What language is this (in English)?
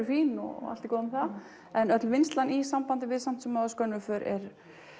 Icelandic